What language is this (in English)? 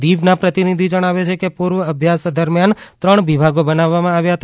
Gujarati